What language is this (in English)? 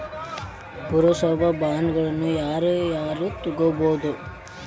Kannada